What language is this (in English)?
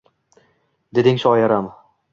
Uzbek